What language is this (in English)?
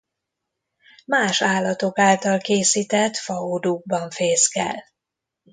Hungarian